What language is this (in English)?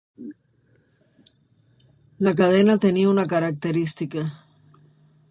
Spanish